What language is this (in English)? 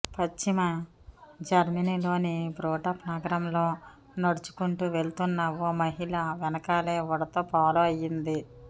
Telugu